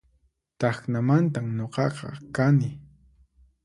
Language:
Puno Quechua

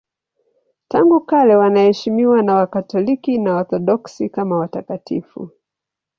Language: Swahili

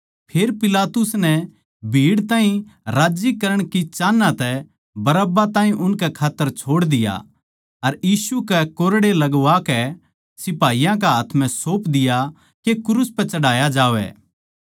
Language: Haryanvi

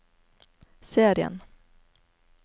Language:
Norwegian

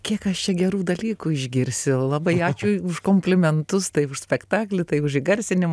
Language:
Lithuanian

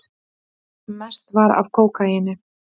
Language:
Icelandic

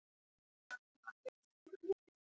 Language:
Icelandic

